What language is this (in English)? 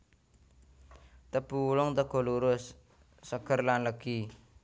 Javanese